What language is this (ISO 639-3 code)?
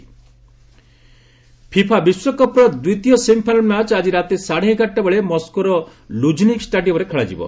ori